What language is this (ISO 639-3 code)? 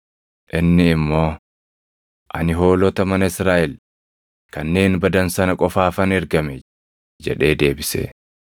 orm